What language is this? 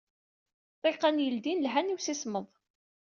Kabyle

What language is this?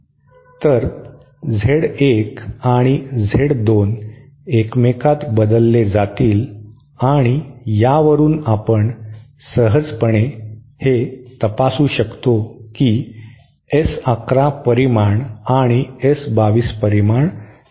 Marathi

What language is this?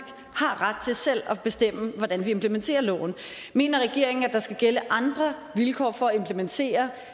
Danish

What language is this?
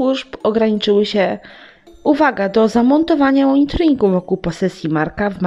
Polish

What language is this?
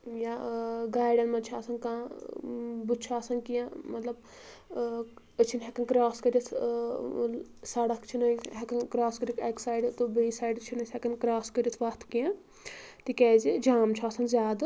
Kashmiri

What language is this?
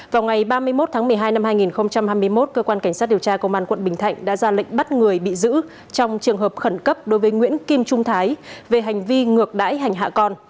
Vietnamese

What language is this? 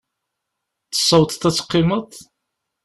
Kabyle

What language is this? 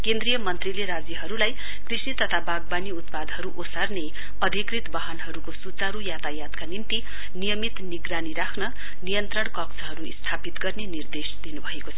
Nepali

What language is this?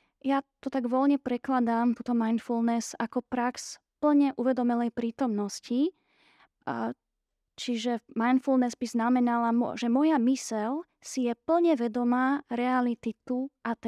Slovak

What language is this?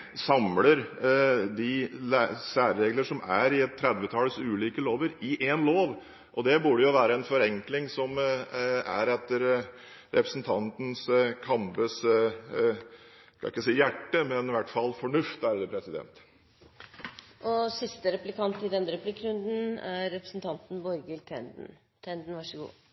Norwegian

